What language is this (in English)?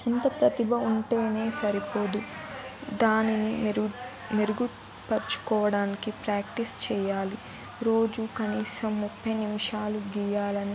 Telugu